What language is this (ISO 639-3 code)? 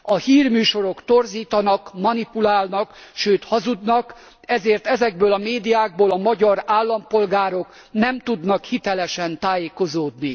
hun